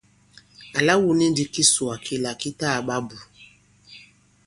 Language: Bankon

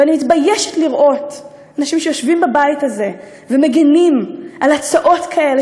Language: Hebrew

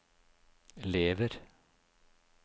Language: Norwegian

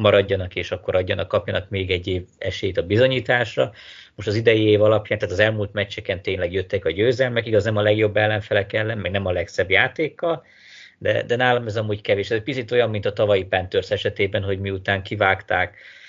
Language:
Hungarian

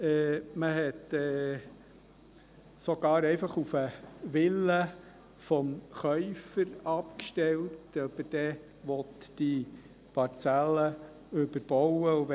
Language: Swiss German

